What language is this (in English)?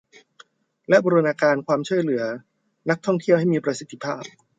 Thai